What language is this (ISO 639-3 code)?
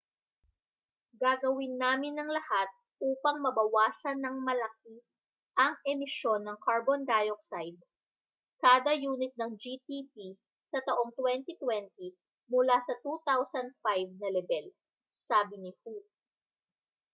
fil